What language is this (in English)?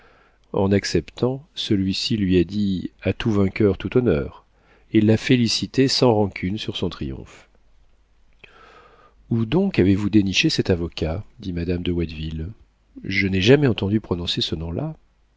French